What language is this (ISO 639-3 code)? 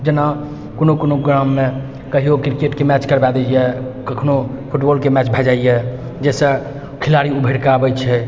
mai